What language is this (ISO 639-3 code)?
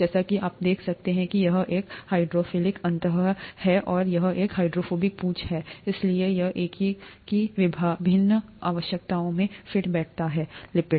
hin